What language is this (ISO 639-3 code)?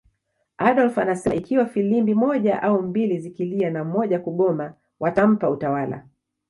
swa